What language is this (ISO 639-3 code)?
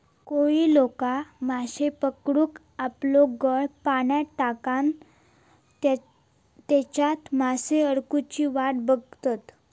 mar